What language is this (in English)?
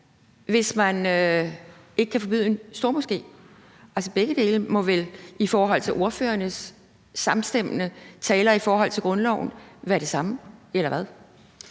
Danish